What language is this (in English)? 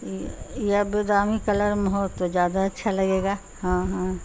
Urdu